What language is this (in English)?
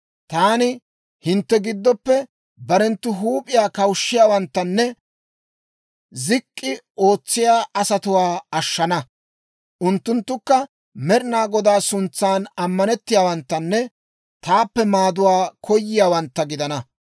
Dawro